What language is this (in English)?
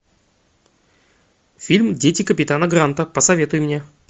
Russian